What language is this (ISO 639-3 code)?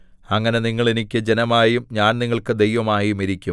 mal